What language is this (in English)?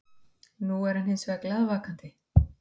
Icelandic